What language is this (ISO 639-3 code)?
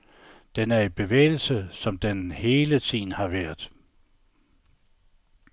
dan